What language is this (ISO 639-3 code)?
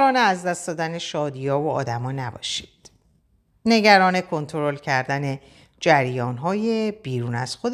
fas